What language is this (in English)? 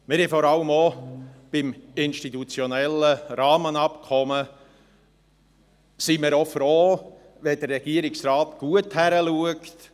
Swiss German